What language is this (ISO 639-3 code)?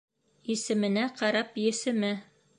bak